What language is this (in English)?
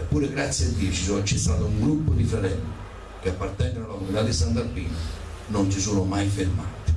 Italian